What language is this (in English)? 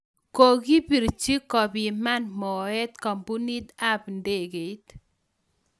Kalenjin